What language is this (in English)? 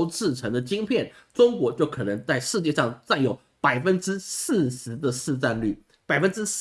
Chinese